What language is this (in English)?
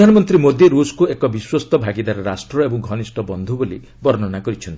Odia